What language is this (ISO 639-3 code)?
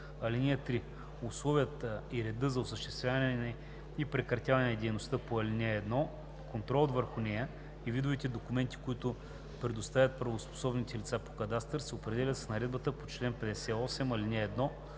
bul